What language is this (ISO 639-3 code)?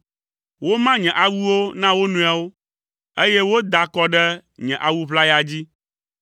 ewe